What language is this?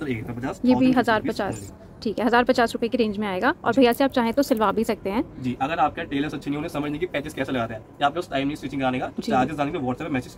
Hindi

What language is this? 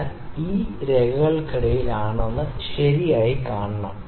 Malayalam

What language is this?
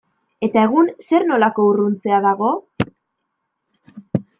Basque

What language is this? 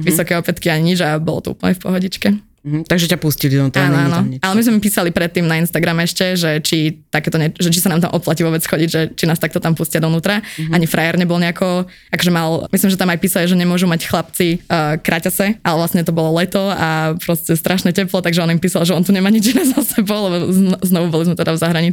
Slovak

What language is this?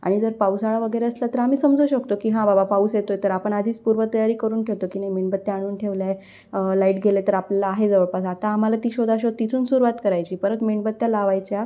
Marathi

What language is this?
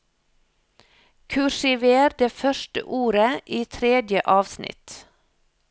Norwegian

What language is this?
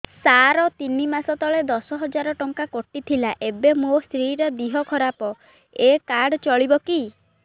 Odia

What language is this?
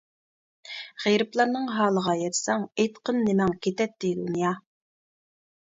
Uyghur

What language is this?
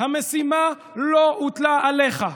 Hebrew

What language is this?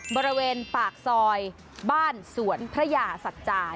Thai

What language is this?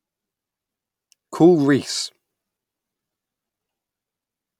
English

